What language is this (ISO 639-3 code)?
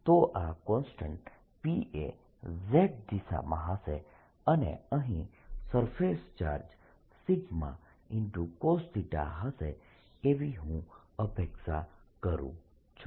guj